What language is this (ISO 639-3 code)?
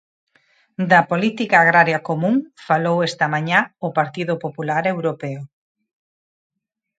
glg